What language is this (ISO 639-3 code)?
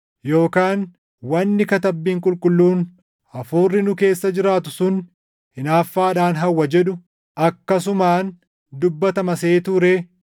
orm